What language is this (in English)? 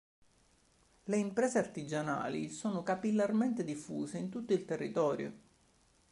Italian